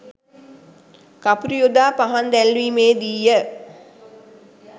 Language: Sinhala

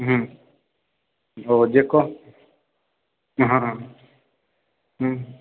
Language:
Maithili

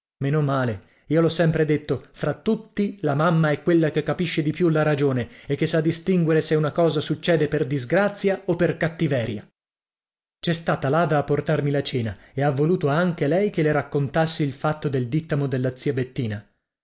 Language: Italian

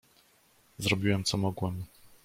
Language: Polish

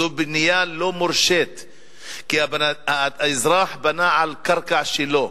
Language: Hebrew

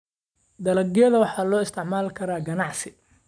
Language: Somali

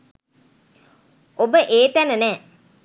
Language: Sinhala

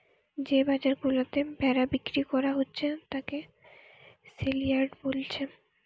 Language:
Bangla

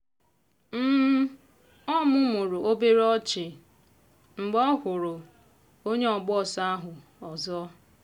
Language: Igbo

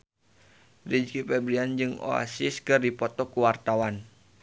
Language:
Sundanese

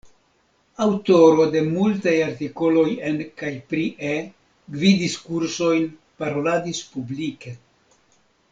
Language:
Esperanto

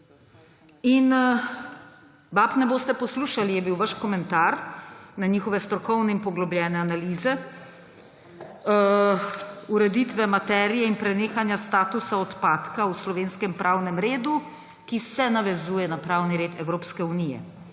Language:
Slovenian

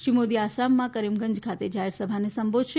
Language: Gujarati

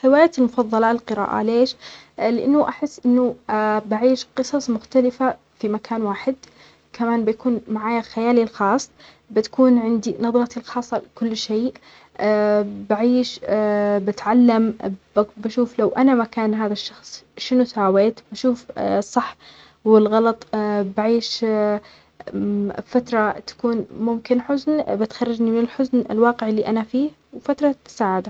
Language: Omani Arabic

